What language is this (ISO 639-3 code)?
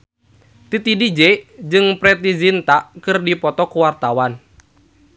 sun